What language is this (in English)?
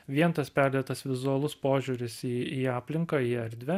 Lithuanian